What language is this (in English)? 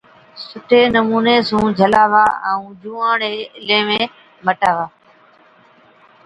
Od